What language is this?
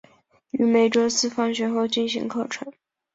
Chinese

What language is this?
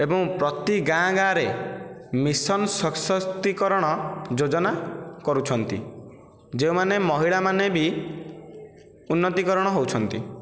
Odia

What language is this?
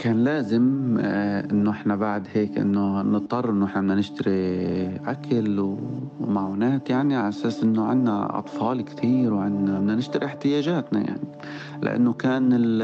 Arabic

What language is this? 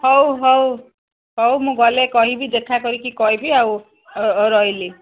Odia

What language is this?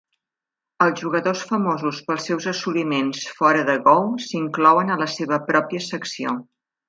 Catalan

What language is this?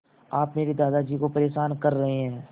Hindi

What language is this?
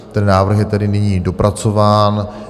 Czech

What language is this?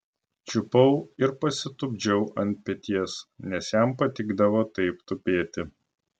Lithuanian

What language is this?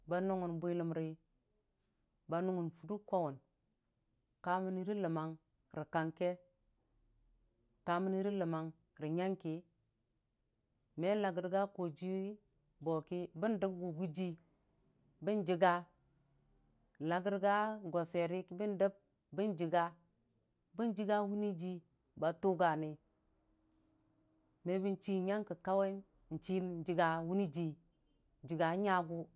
Dijim-Bwilim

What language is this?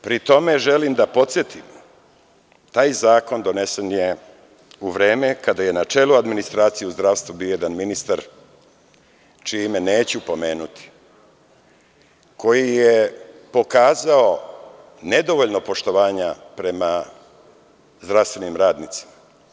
Serbian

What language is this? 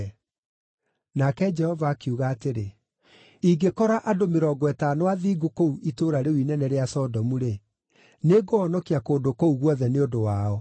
Kikuyu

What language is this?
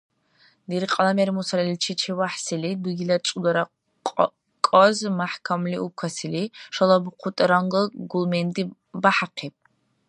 Dargwa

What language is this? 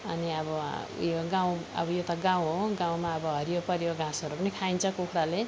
Nepali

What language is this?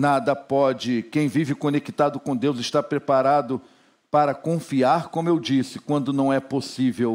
Portuguese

